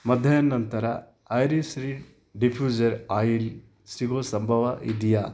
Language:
Kannada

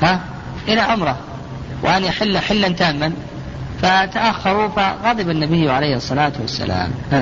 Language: Arabic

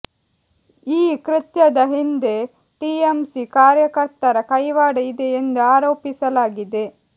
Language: Kannada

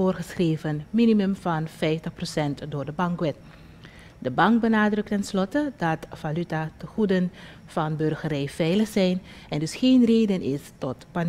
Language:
Dutch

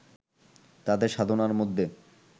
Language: Bangla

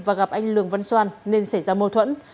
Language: Vietnamese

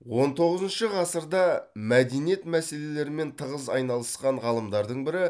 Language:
Kazakh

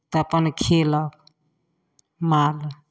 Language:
Maithili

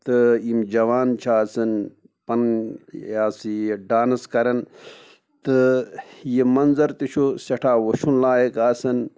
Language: Kashmiri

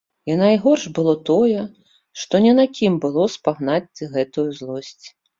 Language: Belarusian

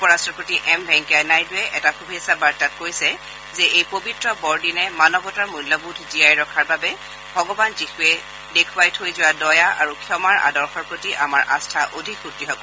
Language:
Assamese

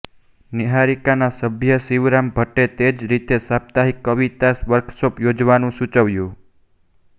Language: Gujarati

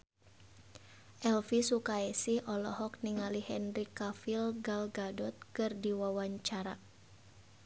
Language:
Sundanese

